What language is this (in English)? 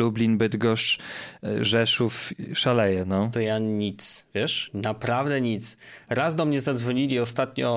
Polish